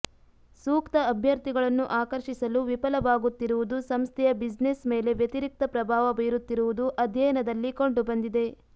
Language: Kannada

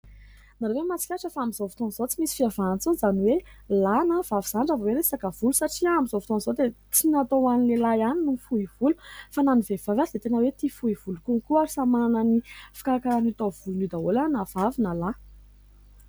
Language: Malagasy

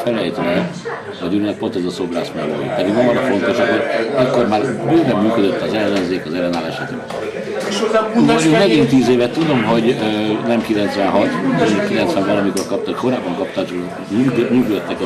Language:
Hungarian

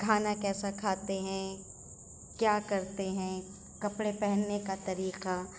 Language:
Urdu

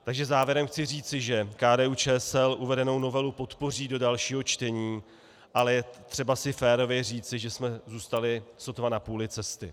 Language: Czech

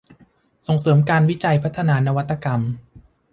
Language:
Thai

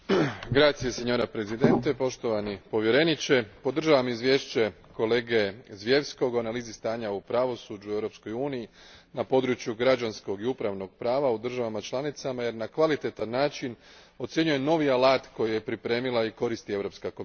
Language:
Croatian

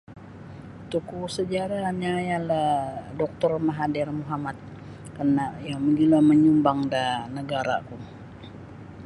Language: Sabah Bisaya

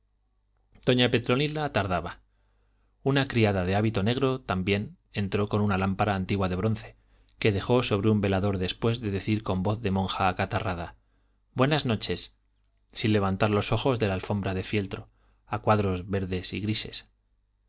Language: Spanish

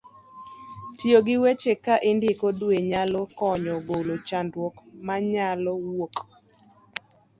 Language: Luo (Kenya and Tanzania)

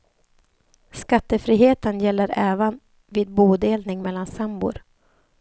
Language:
Swedish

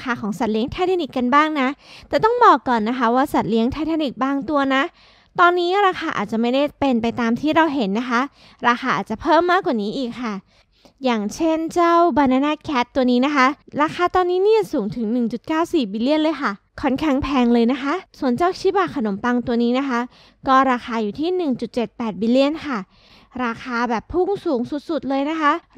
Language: Thai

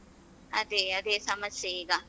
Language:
Kannada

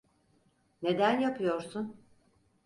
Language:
Turkish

